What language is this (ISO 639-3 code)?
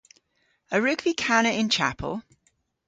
cor